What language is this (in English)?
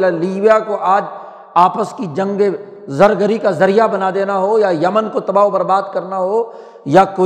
Urdu